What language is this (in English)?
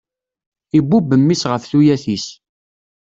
Kabyle